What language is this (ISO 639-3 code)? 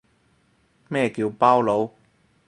yue